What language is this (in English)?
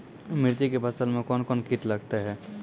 Maithili